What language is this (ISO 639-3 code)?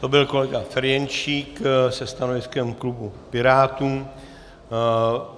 ces